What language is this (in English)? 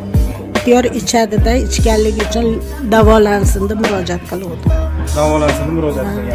Turkish